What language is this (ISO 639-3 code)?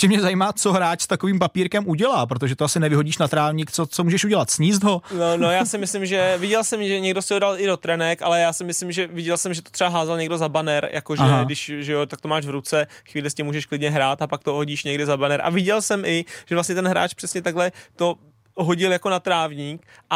ces